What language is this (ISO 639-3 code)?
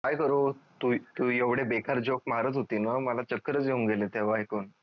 mar